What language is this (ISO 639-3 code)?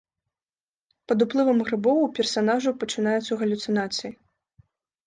bel